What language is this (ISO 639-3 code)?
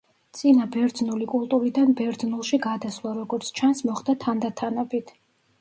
kat